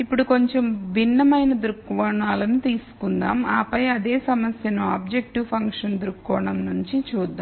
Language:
Telugu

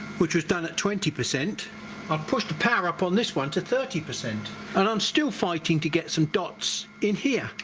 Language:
English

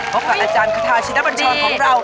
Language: Thai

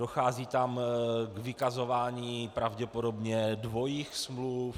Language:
Czech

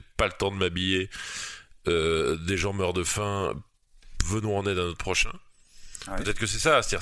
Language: French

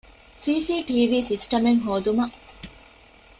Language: Divehi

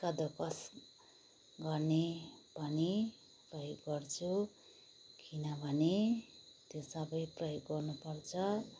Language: Nepali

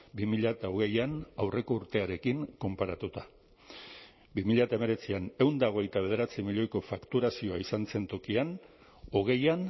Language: Basque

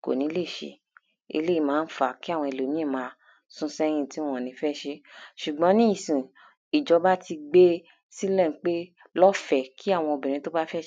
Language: Yoruba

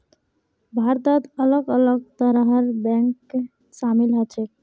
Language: Magahi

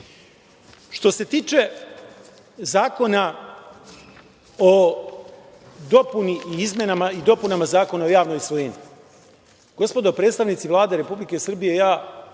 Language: Serbian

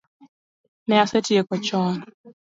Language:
Luo (Kenya and Tanzania)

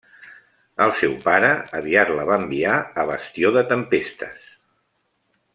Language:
Catalan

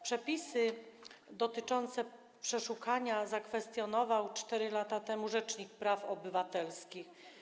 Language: Polish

